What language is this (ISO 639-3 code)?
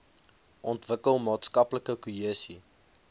afr